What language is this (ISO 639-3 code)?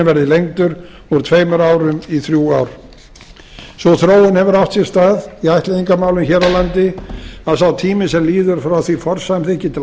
isl